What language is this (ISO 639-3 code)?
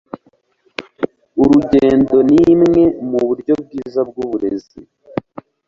kin